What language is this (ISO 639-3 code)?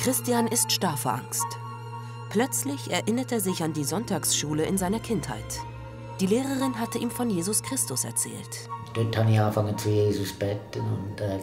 deu